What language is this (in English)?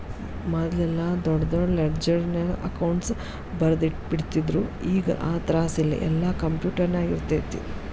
Kannada